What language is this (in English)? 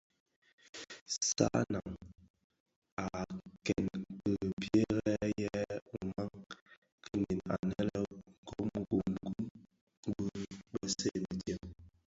Bafia